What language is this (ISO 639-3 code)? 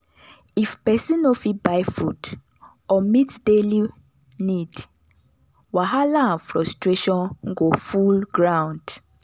pcm